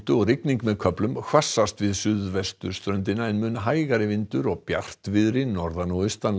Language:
Icelandic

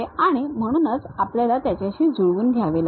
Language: Marathi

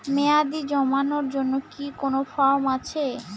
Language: Bangla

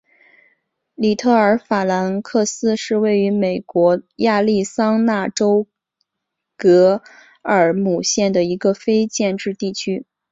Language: Chinese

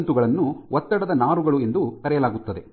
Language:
Kannada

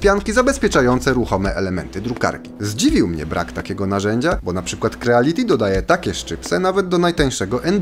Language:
Polish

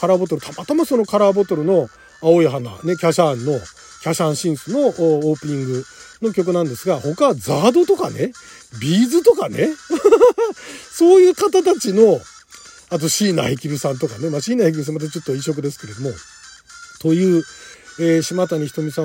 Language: Japanese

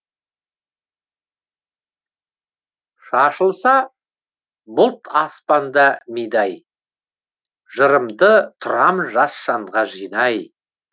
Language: Kazakh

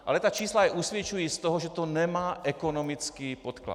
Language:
Czech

